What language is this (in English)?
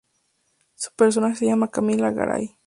Spanish